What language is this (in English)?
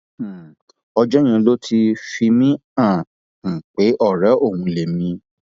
Yoruba